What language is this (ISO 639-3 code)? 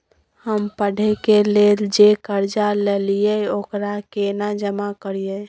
mai